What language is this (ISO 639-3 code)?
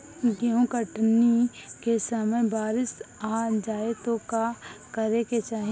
bho